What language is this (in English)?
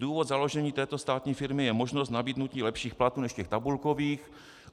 Czech